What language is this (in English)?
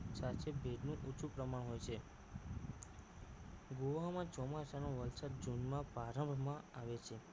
Gujarati